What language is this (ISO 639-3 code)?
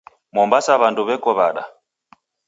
dav